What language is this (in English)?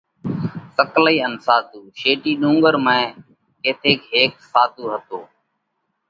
Parkari Koli